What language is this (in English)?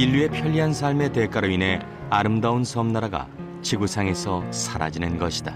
Korean